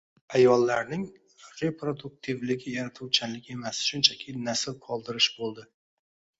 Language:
Uzbek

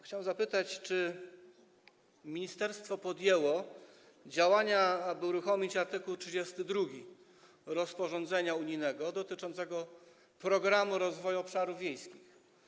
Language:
Polish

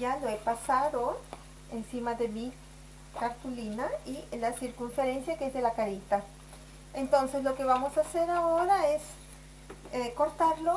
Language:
Spanish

